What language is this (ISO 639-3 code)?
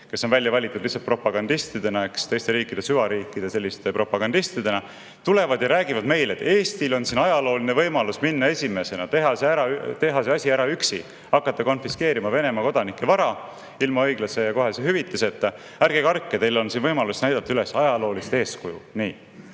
est